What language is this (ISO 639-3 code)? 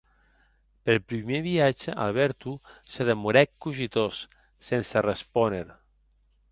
oci